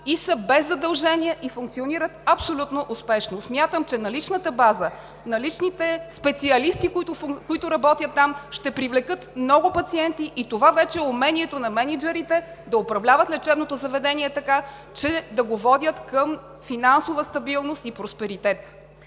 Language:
Bulgarian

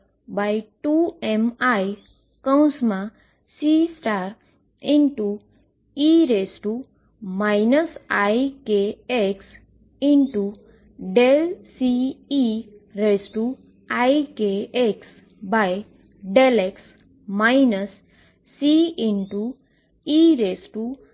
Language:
Gujarati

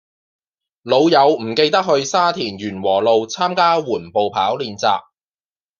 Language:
Cantonese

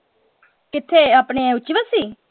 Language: Punjabi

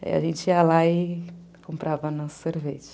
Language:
Portuguese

